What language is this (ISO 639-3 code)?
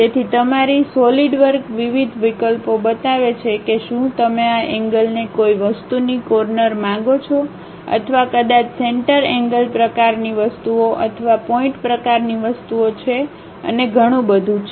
guj